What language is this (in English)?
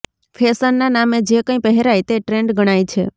Gujarati